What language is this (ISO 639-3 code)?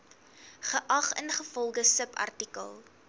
afr